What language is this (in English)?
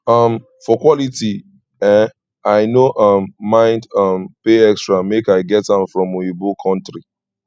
Nigerian Pidgin